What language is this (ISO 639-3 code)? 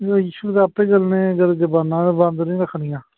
pan